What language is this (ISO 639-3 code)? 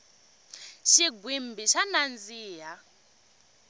tso